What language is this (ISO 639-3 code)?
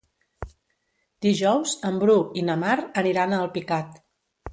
cat